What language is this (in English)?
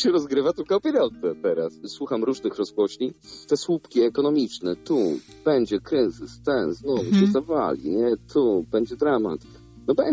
Polish